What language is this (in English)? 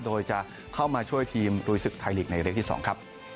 Thai